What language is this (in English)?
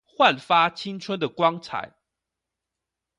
Chinese